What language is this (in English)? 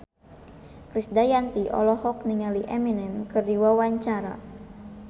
Sundanese